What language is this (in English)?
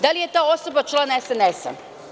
Serbian